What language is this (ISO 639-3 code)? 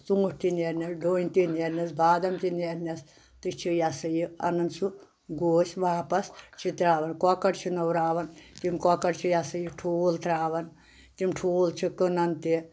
kas